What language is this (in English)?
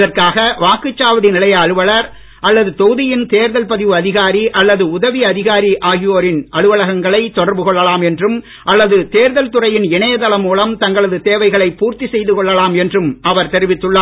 Tamil